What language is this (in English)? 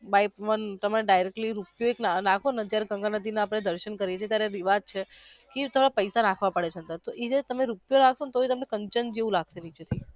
Gujarati